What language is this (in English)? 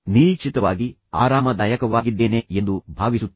Kannada